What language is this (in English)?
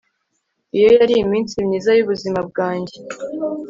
Kinyarwanda